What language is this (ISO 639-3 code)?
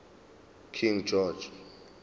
zul